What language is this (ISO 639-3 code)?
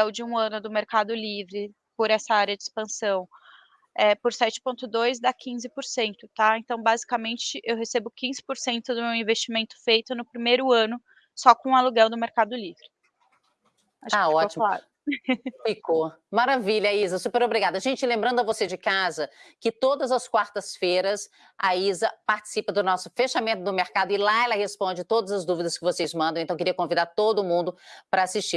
por